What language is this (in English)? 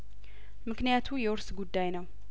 Amharic